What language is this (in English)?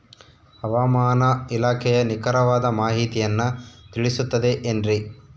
Kannada